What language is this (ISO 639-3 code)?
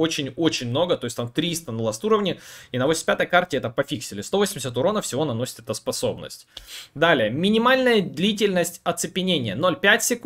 rus